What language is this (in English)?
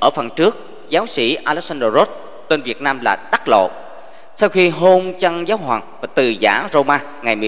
Vietnamese